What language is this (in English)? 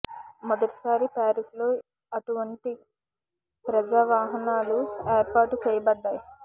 Telugu